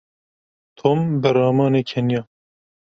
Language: Kurdish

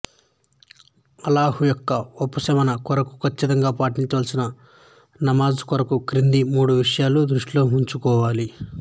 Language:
Telugu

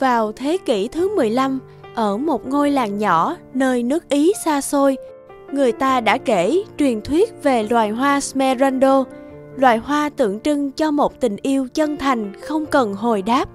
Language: Vietnamese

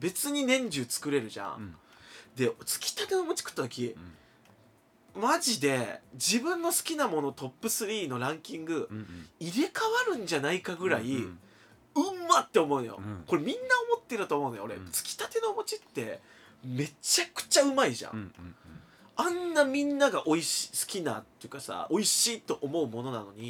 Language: Japanese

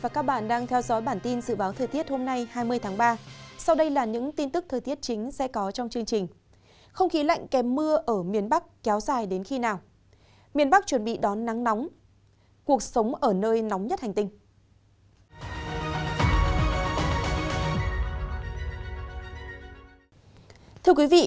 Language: Vietnamese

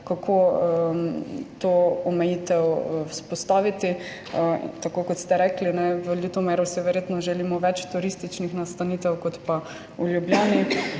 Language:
Slovenian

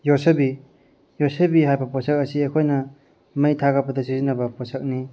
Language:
Manipuri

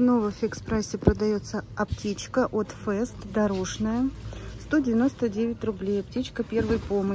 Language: Russian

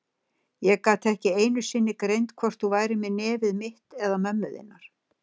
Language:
Icelandic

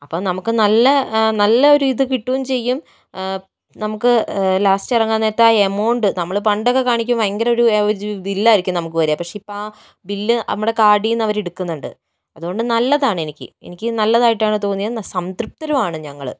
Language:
Malayalam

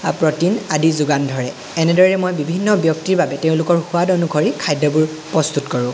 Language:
Assamese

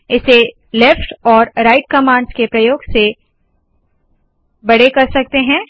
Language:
Hindi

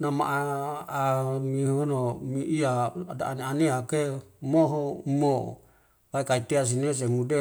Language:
Wemale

